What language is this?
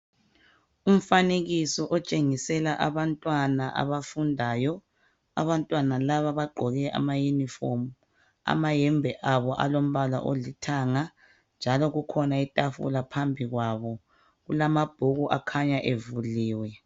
North Ndebele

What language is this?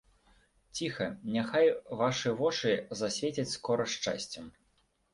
Belarusian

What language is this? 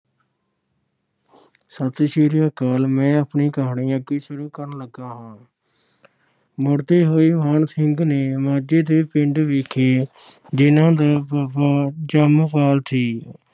Punjabi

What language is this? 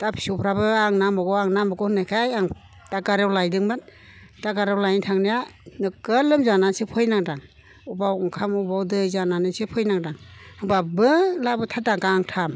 Bodo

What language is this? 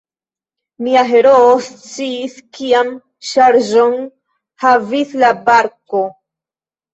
Esperanto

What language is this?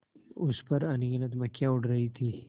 Hindi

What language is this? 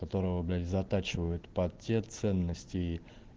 Russian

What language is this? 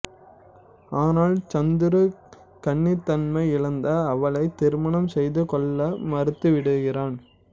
Tamil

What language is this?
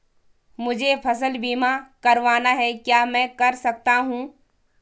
Hindi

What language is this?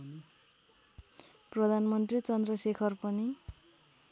Nepali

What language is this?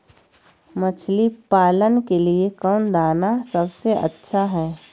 Magahi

